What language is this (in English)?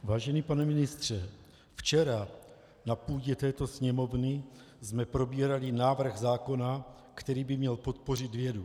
Czech